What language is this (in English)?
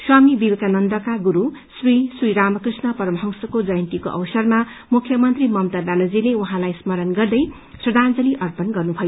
Nepali